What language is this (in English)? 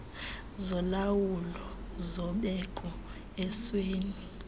Xhosa